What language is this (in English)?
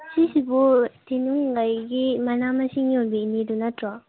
Manipuri